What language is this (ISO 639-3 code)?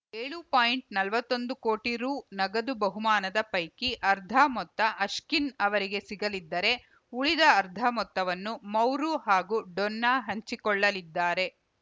kan